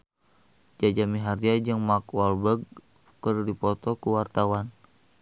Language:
Sundanese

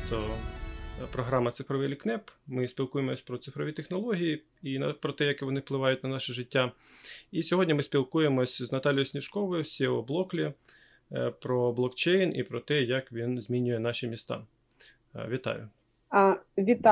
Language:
Ukrainian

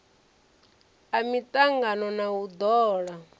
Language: Venda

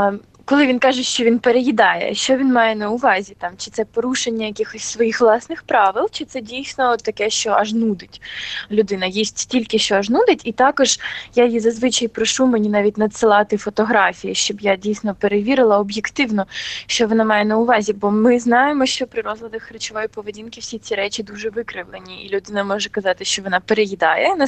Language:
Ukrainian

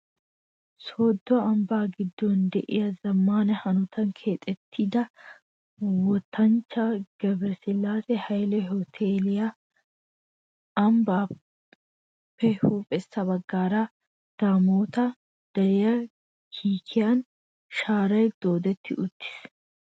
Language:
Wolaytta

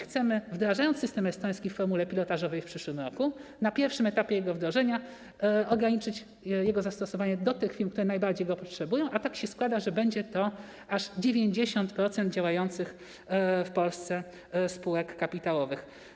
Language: Polish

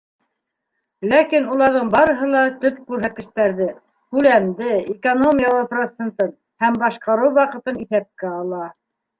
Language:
Bashkir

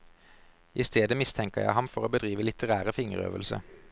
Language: Norwegian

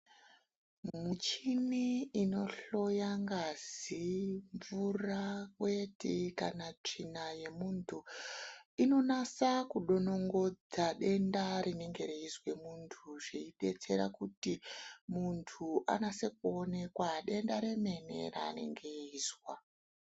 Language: Ndau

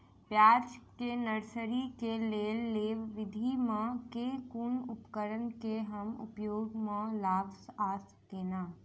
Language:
Maithili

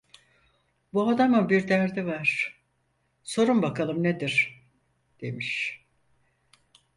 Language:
Turkish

